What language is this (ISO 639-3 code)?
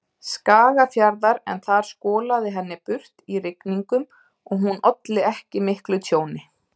isl